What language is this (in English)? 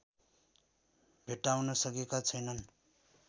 Nepali